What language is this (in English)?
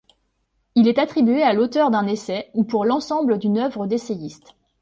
French